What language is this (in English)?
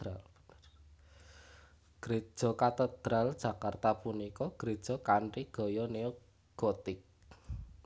Javanese